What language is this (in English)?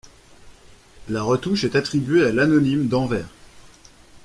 French